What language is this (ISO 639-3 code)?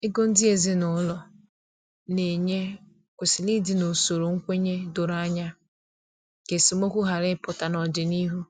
ibo